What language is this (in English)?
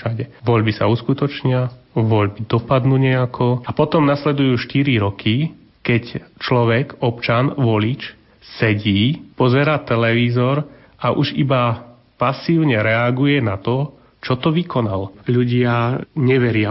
Slovak